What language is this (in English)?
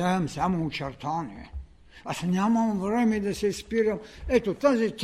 Bulgarian